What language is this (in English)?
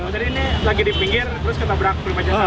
Indonesian